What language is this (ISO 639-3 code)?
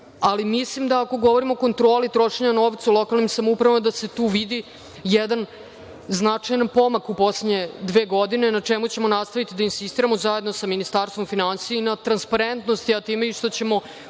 srp